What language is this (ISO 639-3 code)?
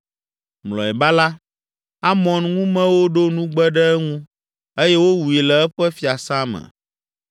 ewe